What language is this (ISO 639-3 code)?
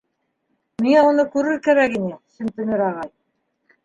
bak